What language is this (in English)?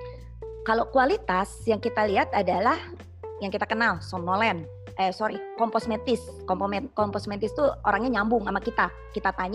Indonesian